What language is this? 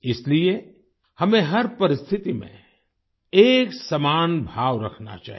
Hindi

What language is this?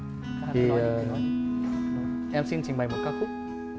Vietnamese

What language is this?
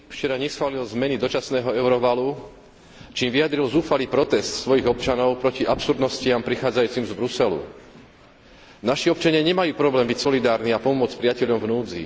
Slovak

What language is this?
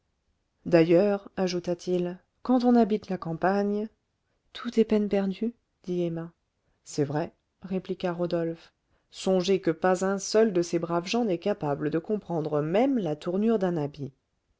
French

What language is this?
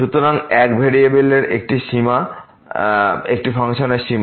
Bangla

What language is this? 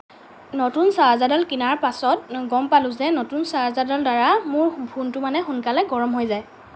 Assamese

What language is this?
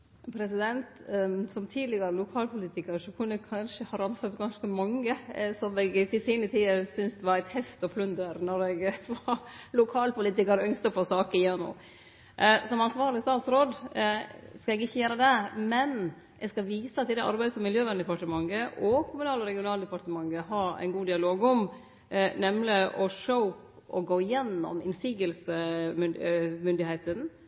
Norwegian Nynorsk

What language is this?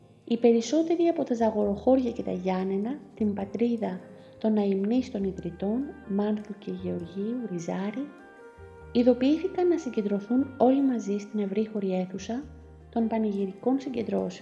Greek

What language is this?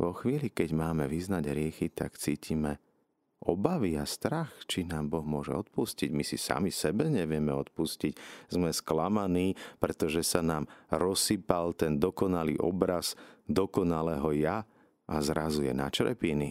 Slovak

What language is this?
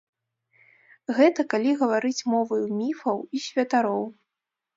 Belarusian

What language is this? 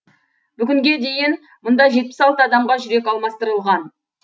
Kazakh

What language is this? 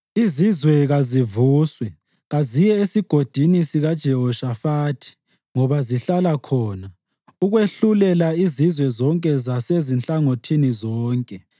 North Ndebele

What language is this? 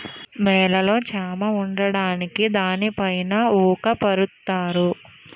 Telugu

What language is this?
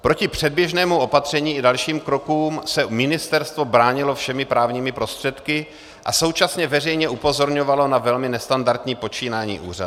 Czech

